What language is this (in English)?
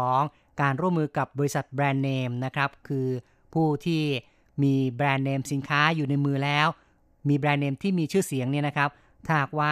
Thai